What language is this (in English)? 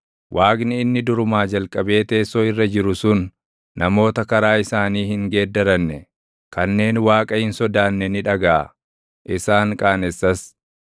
Oromo